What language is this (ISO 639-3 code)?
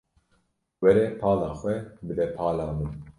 kur